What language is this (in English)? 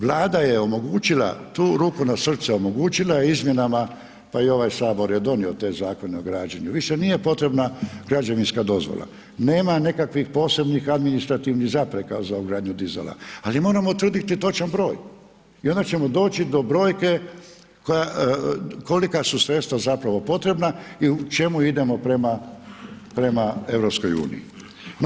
Croatian